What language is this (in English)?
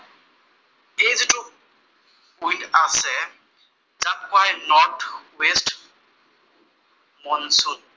Assamese